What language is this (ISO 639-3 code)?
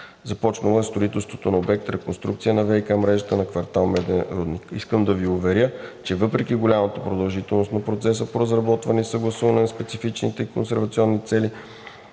bul